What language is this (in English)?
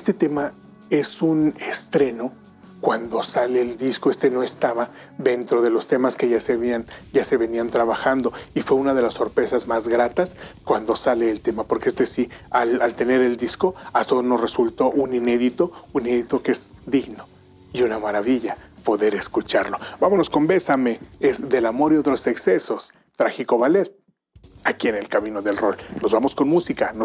Spanish